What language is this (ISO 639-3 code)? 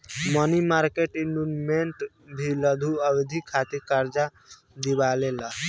bho